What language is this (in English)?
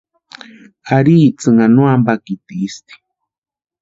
Western Highland Purepecha